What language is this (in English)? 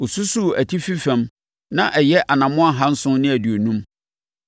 Akan